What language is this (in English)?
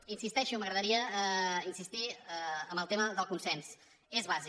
Catalan